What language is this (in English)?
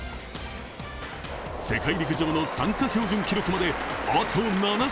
Japanese